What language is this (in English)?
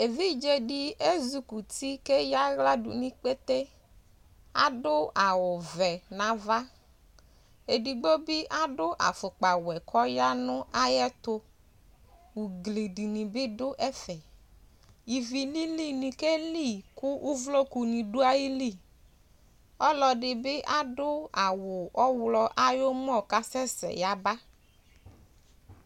Ikposo